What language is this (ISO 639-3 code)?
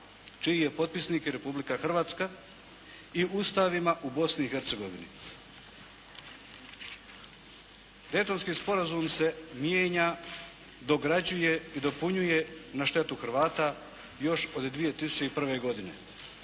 hrv